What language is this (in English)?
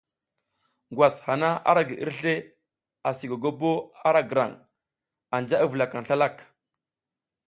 South Giziga